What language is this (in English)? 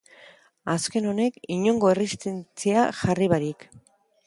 Basque